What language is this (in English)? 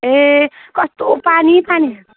Nepali